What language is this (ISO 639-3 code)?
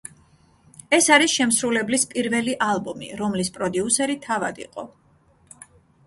kat